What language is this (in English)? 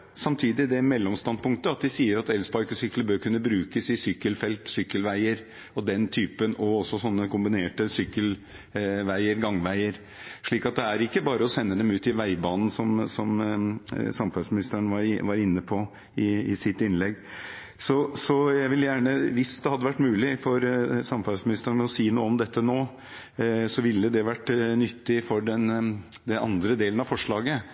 Norwegian Bokmål